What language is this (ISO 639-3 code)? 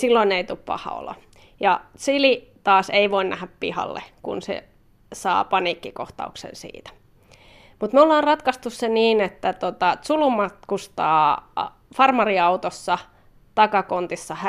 fin